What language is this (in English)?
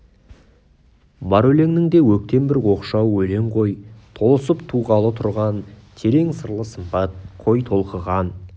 Kazakh